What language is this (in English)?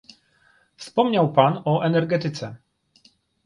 Polish